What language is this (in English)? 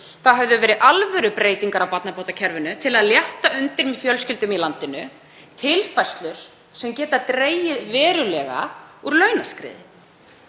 Icelandic